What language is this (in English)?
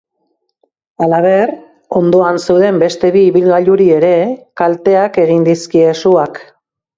Basque